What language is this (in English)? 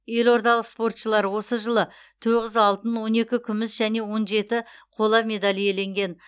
Kazakh